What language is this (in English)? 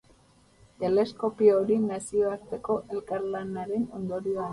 Basque